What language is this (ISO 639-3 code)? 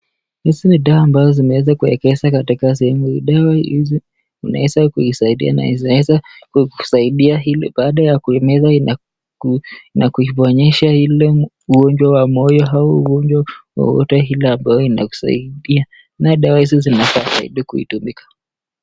swa